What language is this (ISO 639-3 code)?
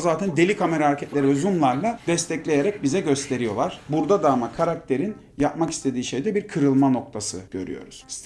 tur